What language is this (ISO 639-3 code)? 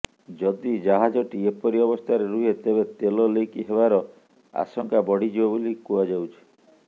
ori